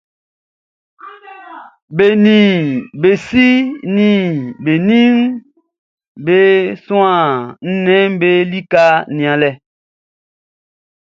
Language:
Baoulé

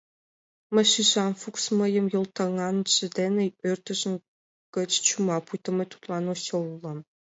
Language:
Mari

